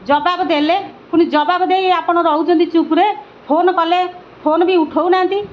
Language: Odia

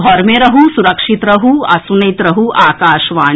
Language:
Maithili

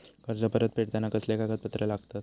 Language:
Marathi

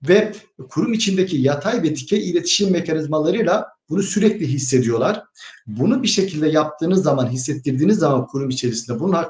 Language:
Turkish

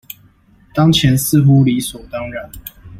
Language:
Chinese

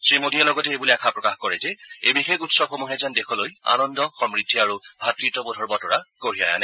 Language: Assamese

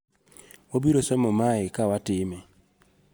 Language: Luo (Kenya and Tanzania)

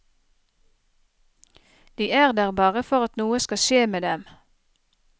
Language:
Norwegian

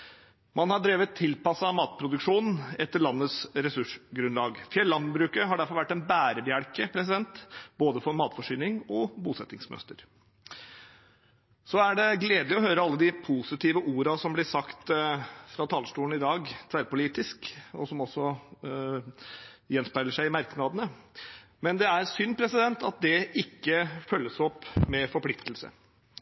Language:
Norwegian Bokmål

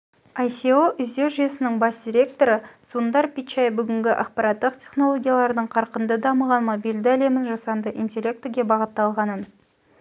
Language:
Kazakh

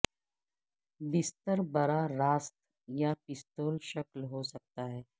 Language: Urdu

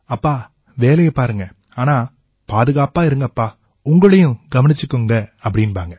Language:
Tamil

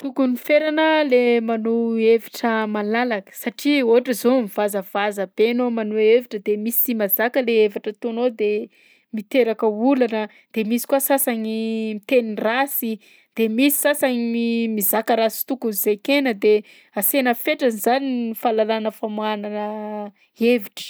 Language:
Southern Betsimisaraka Malagasy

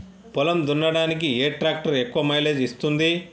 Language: Telugu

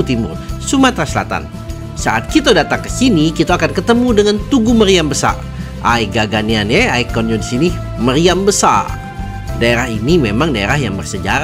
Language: Indonesian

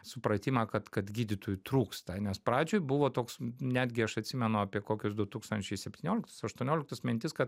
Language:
Lithuanian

